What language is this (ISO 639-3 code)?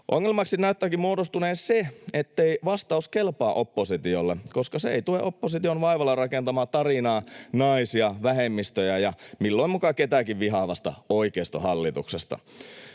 fin